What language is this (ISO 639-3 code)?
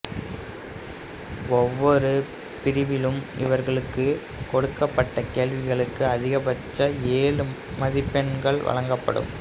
tam